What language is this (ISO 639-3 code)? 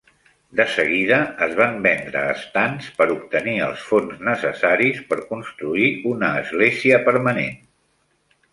cat